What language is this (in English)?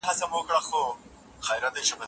Pashto